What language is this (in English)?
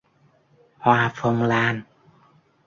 Vietnamese